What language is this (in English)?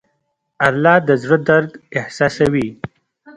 Pashto